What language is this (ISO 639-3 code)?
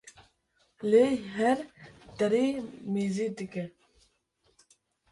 kur